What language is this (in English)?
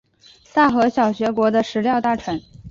Chinese